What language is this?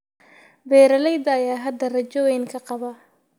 Somali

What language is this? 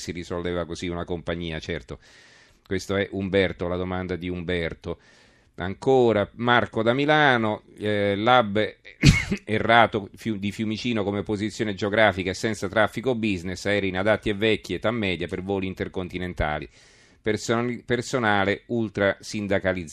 Italian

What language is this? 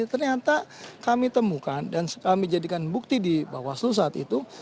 Indonesian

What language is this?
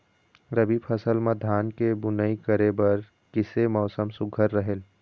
Chhattisgarhi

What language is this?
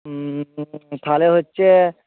Bangla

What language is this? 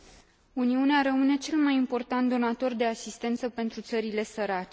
Romanian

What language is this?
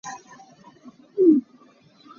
Hakha Chin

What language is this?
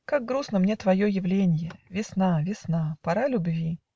Russian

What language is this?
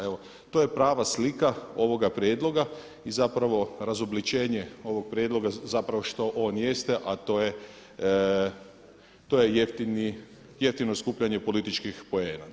Croatian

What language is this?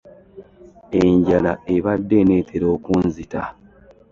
Ganda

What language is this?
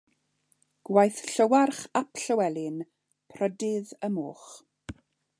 Welsh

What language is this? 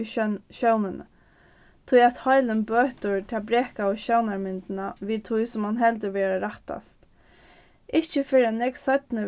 Faroese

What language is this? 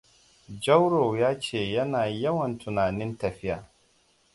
Hausa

